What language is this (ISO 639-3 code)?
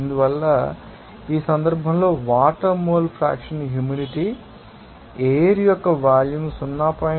tel